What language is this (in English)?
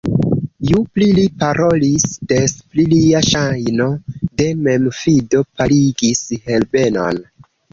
Esperanto